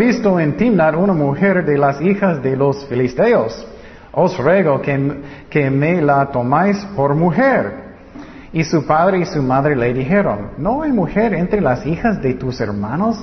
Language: Spanish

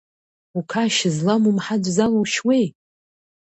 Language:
Abkhazian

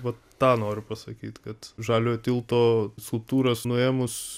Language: Lithuanian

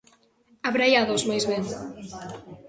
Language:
Galician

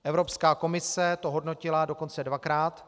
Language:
Czech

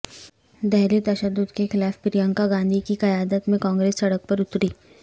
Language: Urdu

